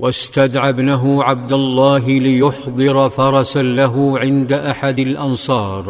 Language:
Arabic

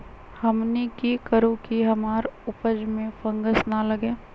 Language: Magahi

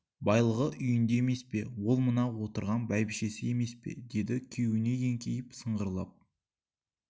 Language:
Kazakh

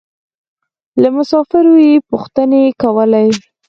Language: Pashto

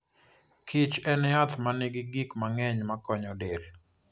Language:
Luo (Kenya and Tanzania)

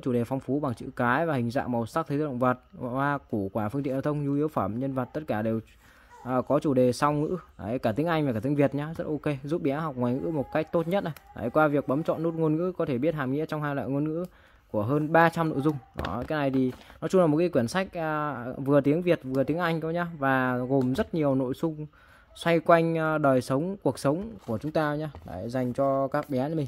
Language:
Vietnamese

